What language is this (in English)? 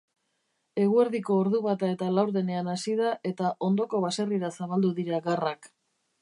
Basque